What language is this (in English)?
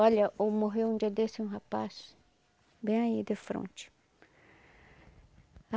Portuguese